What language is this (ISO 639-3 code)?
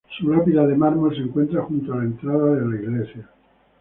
spa